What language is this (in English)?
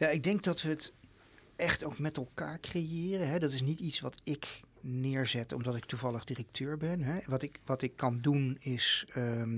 Dutch